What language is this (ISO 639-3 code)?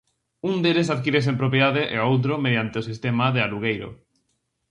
glg